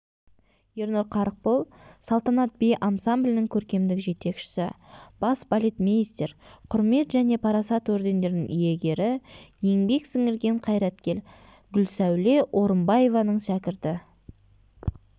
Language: Kazakh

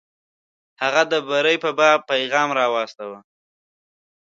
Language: Pashto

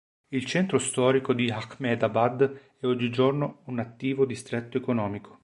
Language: Italian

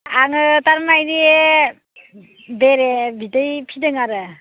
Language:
Bodo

